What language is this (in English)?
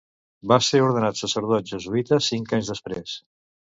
Catalan